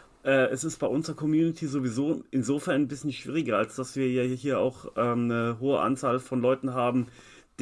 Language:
German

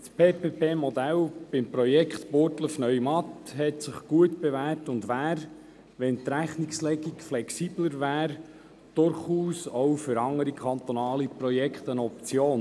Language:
Swiss German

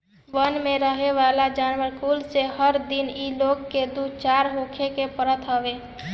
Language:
Bhojpuri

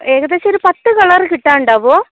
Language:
Malayalam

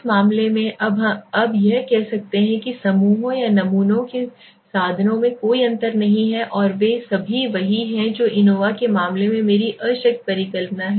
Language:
Hindi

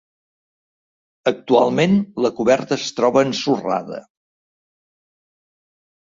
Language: Catalan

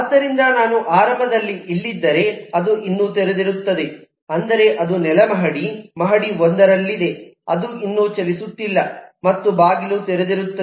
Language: Kannada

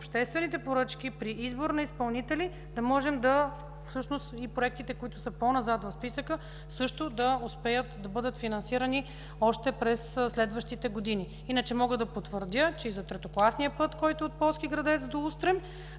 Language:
Bulgarian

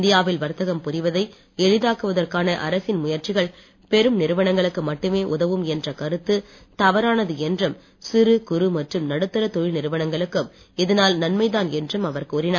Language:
Tamil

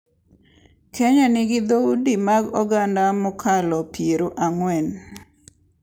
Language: Luo (Kenya and Tanzania)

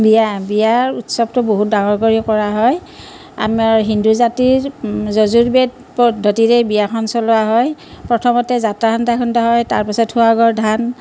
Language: Assamese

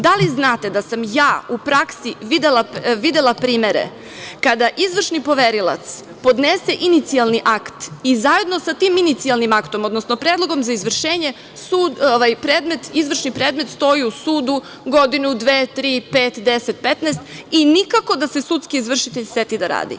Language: Serbian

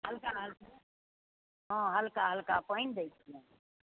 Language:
Maithili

